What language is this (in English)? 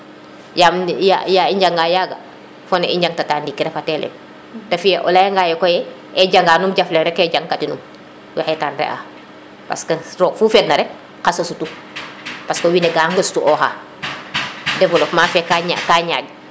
Serer